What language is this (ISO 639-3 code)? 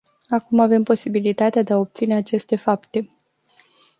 ron